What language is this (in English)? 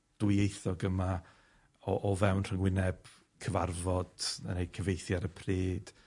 Welsh